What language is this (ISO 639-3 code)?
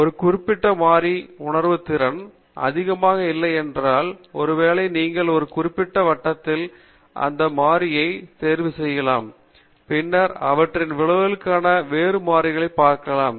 tam